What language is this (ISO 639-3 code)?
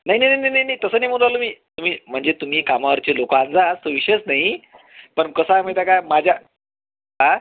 mar